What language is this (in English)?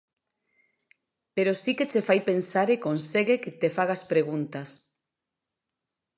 Galician